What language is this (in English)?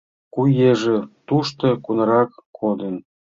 Mari